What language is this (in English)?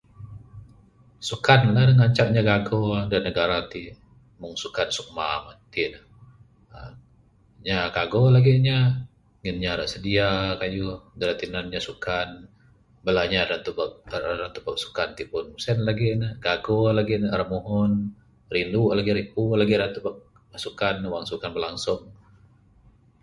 Bukar-Sadung Bidayuh